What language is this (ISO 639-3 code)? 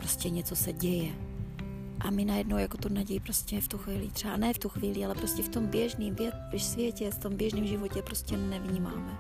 ces